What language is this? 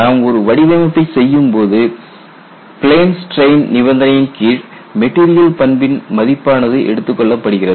Tamil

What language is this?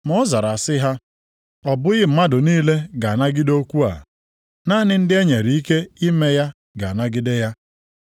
Igbo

